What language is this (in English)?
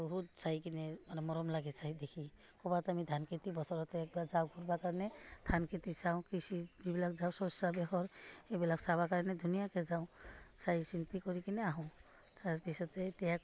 Assamese